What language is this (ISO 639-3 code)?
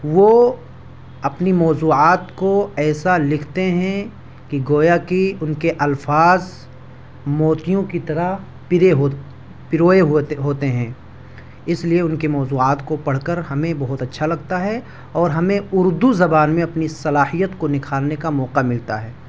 urd